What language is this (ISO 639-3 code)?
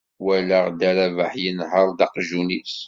kab